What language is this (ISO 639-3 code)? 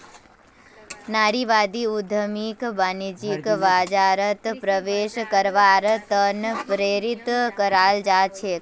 mag